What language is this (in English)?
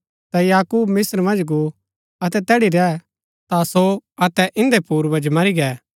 Gaddi